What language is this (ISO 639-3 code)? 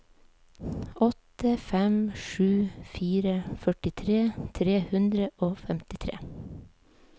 nor